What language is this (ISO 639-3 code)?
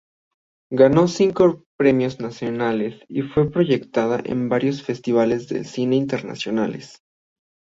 spa